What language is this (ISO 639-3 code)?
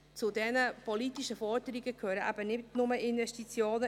gsw